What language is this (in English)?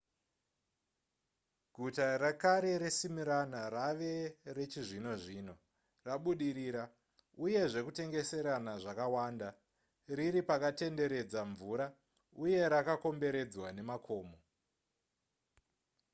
Shona